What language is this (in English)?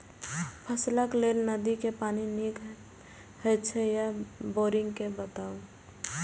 Maithili